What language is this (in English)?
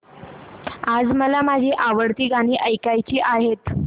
Marathi